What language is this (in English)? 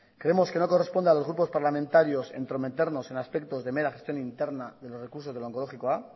Spanish